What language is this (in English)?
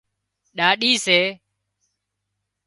Wadiyara Koli